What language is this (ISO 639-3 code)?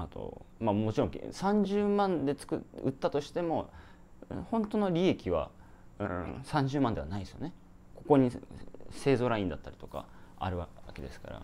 jpn